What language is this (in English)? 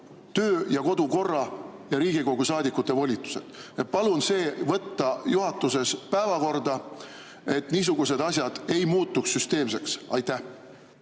Estonian